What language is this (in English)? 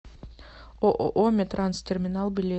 Russian